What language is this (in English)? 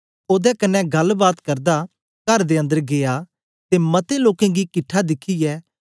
Dogri